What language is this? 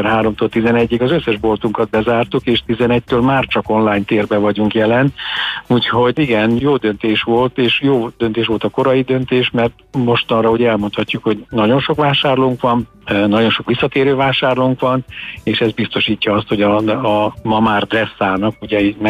Hungarian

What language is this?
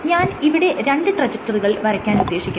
Malayalam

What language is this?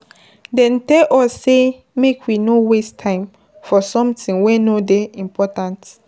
Nigerian Pidgin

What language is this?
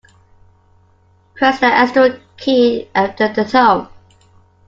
English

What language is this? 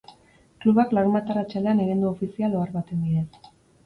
Basque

